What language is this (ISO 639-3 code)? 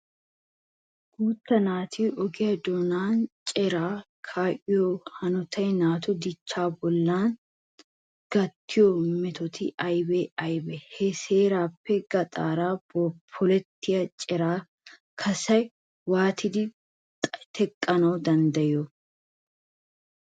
wal